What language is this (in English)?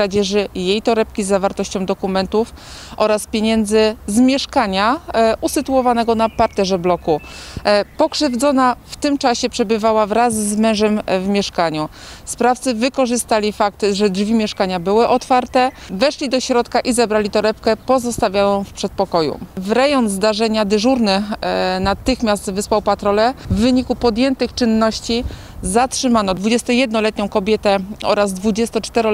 Polish